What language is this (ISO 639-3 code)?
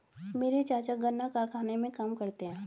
hin